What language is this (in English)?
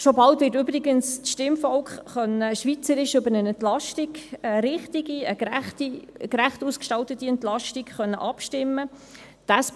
Swiss German